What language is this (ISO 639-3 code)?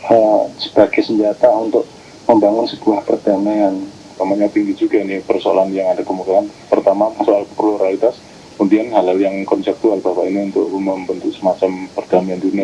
ind